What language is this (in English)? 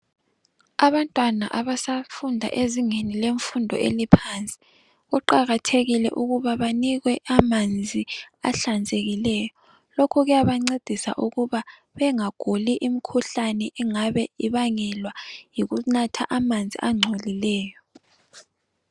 North Ndebele